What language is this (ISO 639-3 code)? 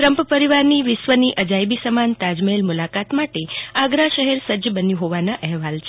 guj